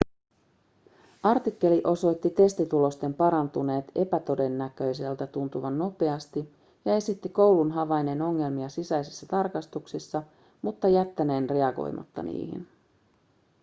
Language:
Finnish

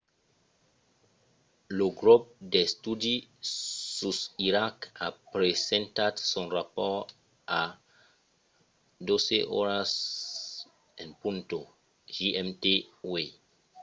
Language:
Occitan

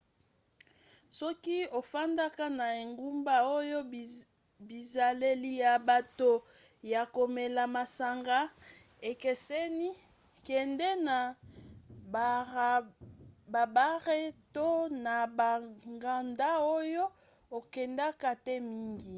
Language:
Lingala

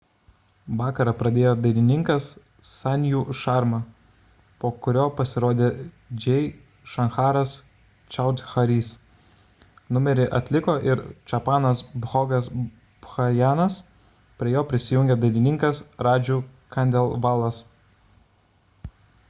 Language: Lithuanian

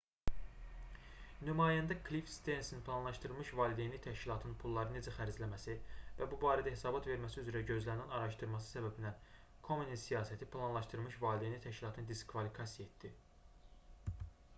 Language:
Azerbaijani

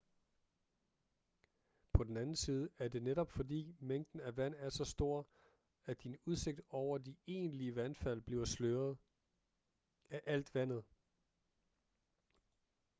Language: Danish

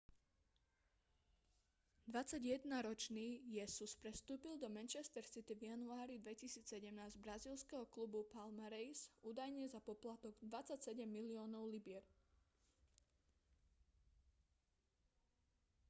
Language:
Slovak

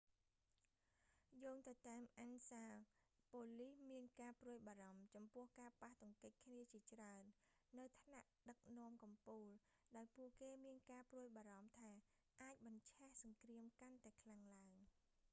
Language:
Khmer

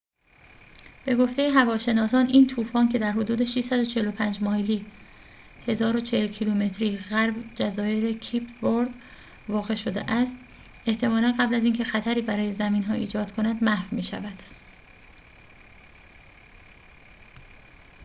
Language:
Persian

